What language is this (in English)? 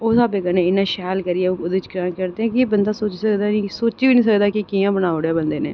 Dogri